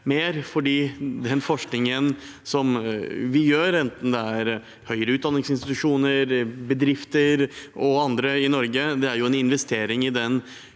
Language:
Norwegian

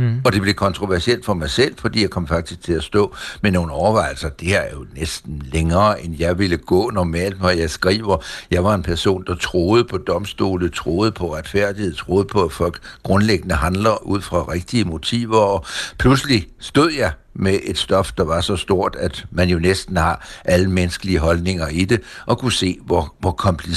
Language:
Danish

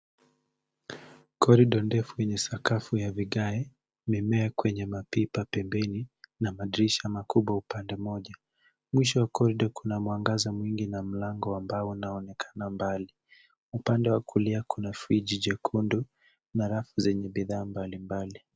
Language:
Swahili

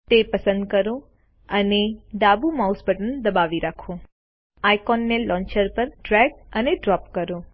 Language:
Gujarati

